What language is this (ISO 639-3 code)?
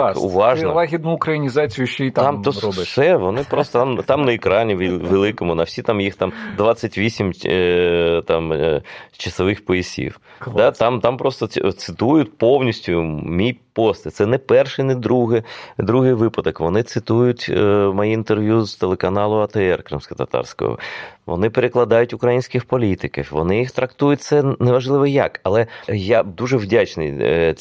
ukr